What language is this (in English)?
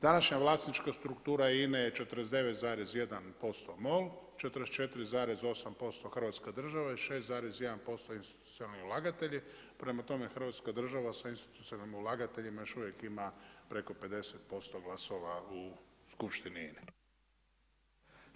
Croatian